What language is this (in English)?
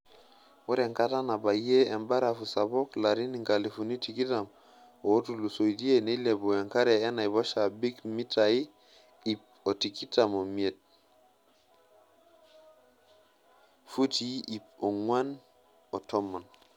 Masai